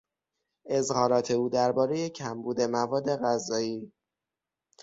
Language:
Persian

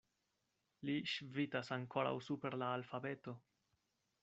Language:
Esperanto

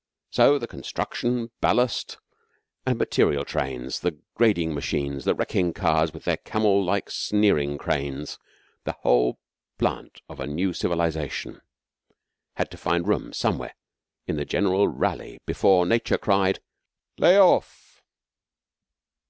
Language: English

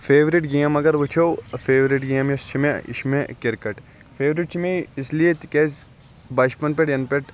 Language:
Kashmiri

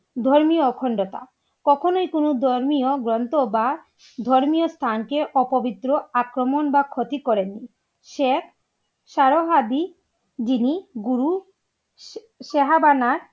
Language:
Bangla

